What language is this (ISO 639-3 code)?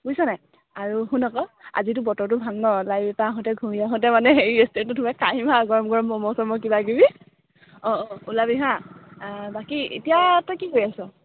asm